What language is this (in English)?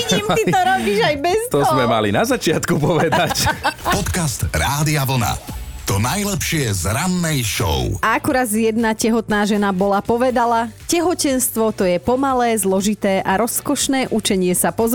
Slovak